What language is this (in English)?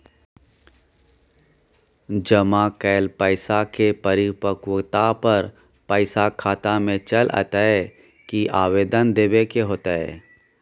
Maithili